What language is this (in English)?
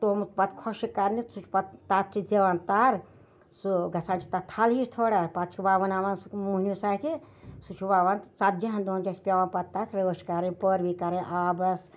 Kashmiri